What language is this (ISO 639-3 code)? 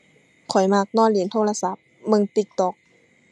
tha